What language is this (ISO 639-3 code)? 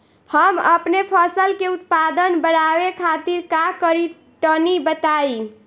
bho